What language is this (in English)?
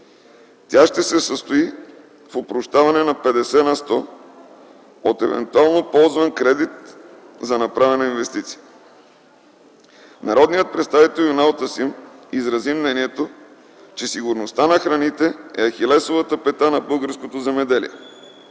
Bulgarian